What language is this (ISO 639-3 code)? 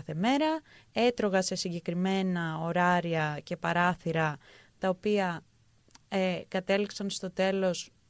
ell